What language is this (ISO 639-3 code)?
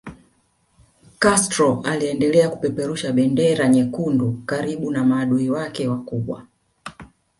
swa